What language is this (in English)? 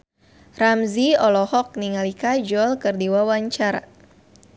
Sundanese